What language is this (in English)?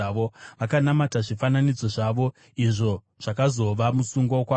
Shona